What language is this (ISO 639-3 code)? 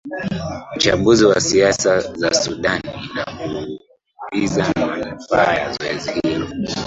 swa